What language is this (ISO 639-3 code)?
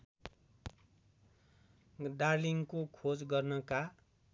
nep